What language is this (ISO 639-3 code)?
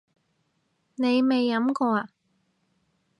yue